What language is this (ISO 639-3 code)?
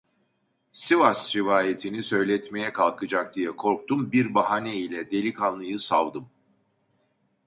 tur